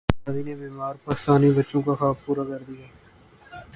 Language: Urdu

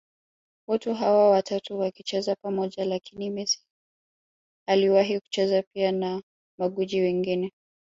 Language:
Swahili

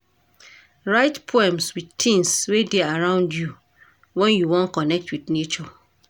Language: Nigerian Pidgin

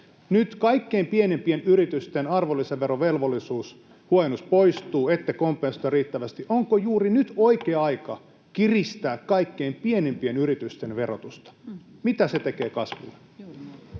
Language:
Finnish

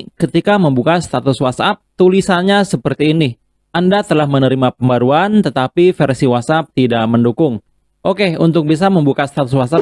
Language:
Indonesian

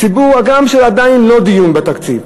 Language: Hebrew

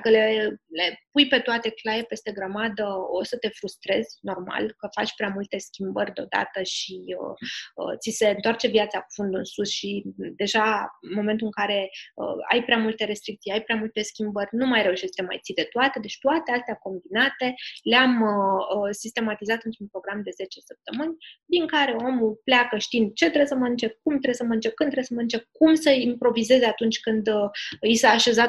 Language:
Romanian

